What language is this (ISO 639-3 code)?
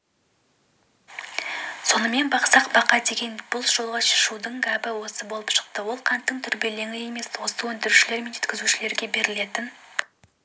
kaz